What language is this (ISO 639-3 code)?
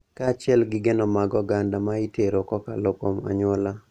luo